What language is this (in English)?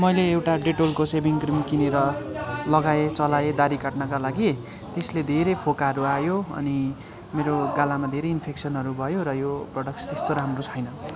Nepali